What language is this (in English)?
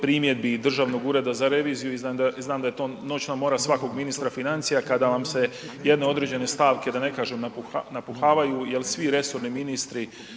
Croatian